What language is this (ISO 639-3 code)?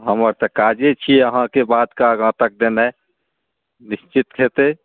mai